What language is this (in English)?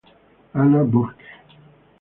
Spanish